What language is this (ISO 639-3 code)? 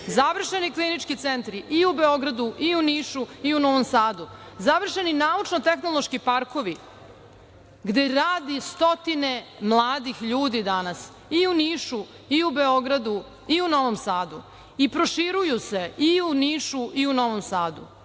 srp